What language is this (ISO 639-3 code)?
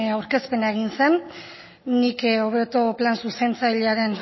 eus